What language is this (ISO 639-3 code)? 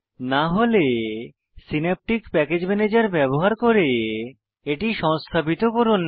ben